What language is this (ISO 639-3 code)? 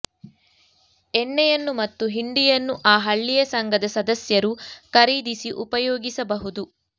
kan